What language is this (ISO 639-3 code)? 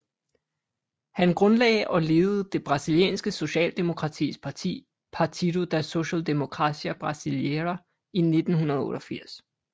dan